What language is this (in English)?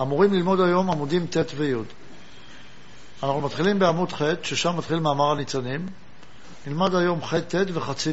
Hebrew